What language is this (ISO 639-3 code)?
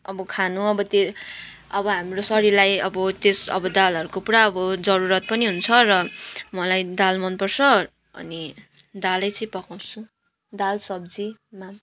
nep